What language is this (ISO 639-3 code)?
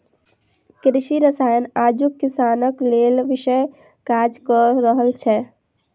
mai